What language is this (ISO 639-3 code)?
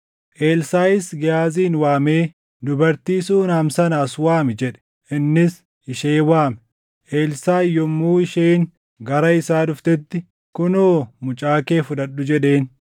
orm